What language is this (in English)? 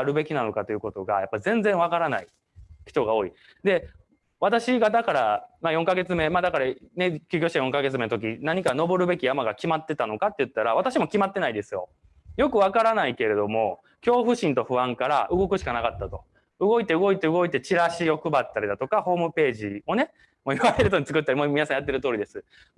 Japanese